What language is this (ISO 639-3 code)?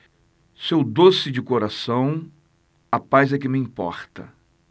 por